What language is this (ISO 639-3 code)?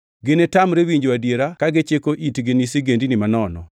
luo